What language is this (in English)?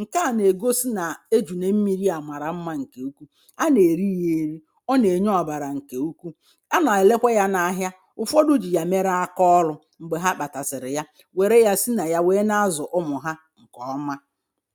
Igbo